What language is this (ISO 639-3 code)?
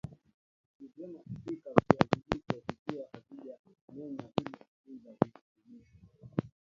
swa